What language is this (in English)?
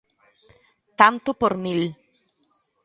Galician